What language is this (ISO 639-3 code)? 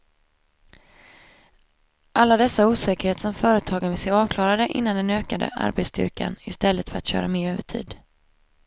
swe